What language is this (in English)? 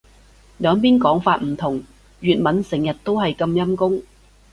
Cantonese